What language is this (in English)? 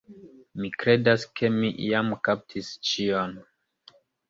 Esperanto